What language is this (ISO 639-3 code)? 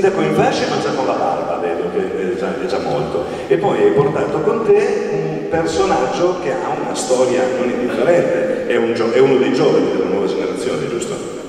ita